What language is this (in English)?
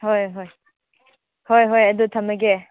Manipuri